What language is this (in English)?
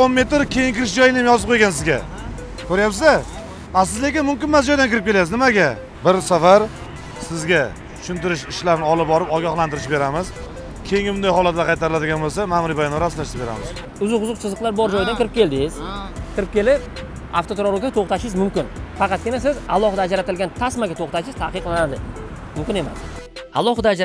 Turkish